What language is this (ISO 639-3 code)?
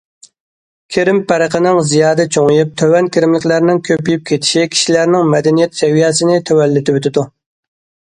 uig